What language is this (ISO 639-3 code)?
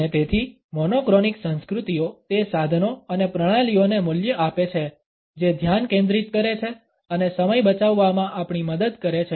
guj